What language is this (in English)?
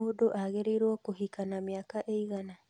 Kikuyu